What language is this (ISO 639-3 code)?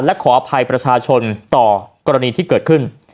tha